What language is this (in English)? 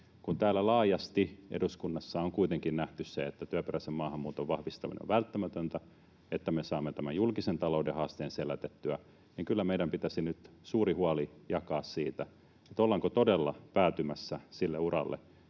Finnish